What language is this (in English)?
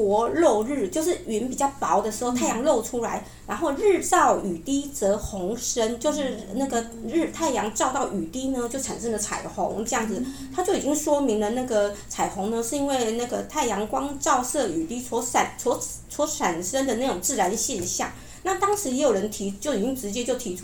Chinese